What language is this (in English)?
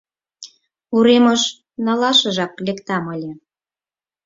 Mari